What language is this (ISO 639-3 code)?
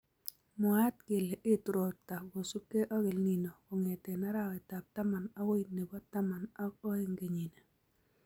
kln